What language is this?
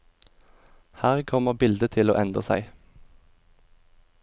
Norwegian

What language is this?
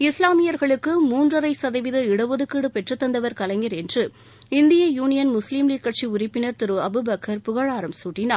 Tamil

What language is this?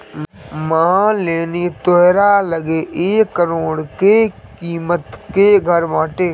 Bhojpuri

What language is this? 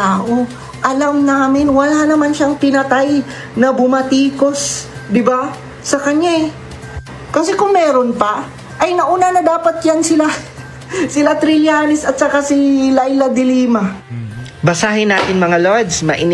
Filipino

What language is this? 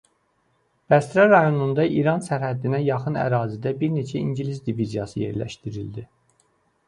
Azerbaijani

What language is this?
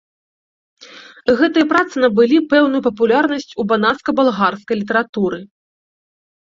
Belarusian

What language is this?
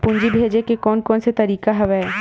Chhattisgarhi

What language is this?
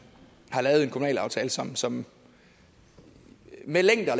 Danish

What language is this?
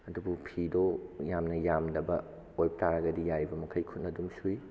Manipuri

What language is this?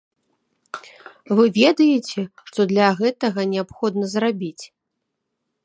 Belarusian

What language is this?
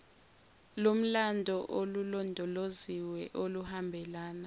Zulu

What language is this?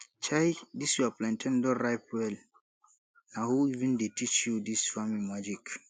Nigerian Pidgin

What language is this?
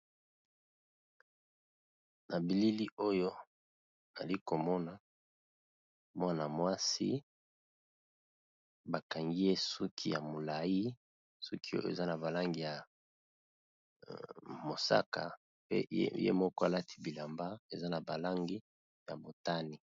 Lingala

